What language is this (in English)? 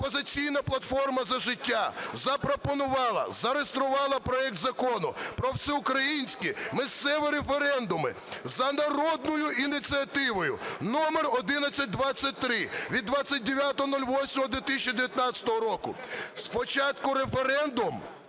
Ukrainian